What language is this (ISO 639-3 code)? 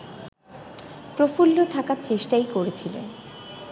ben